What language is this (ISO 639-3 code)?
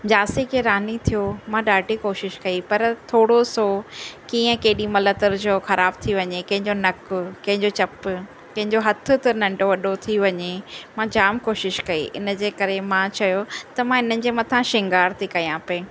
snd